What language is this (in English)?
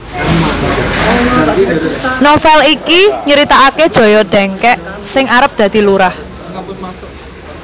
Javanese